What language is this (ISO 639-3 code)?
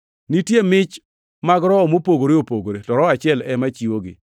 luo